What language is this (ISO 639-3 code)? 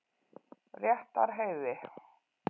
isl